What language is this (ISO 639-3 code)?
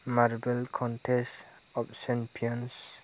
brx